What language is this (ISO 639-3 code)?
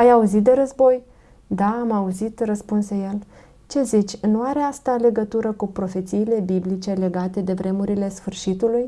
ron